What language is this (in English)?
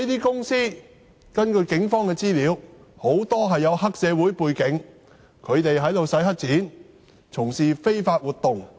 Cantonese